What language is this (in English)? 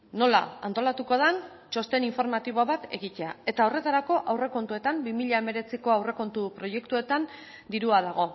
Basque